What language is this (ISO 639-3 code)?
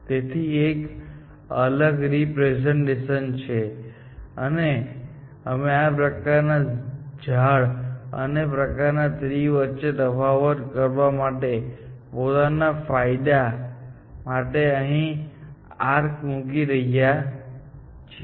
guj